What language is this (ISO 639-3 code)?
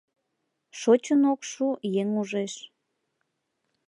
chm